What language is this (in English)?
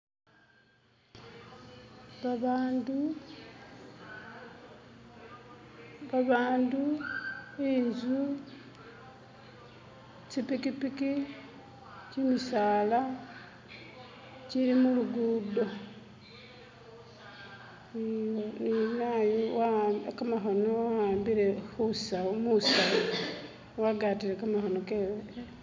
Masaaba